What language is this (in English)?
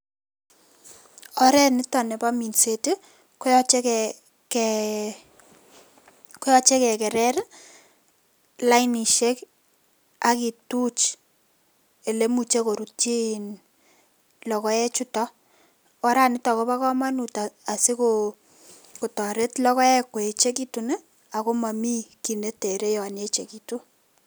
Kalenjin